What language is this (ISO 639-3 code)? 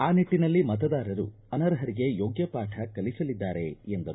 kan